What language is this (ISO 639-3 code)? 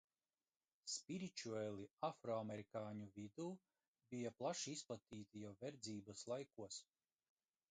lav